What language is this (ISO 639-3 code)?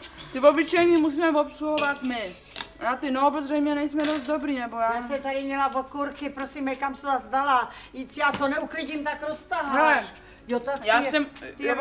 ces